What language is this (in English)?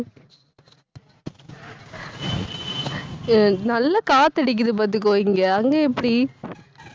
Tamil